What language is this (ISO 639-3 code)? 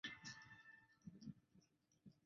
zho